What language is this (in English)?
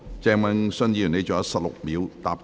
Cantonese